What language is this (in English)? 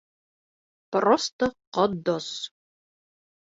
Bashkir